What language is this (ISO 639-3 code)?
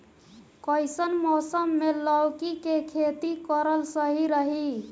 bho